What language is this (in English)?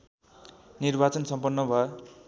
Nepali